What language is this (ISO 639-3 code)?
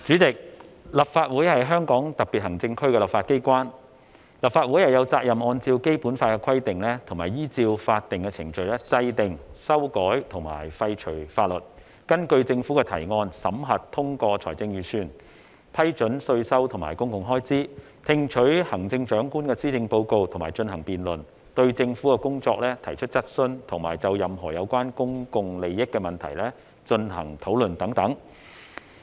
yue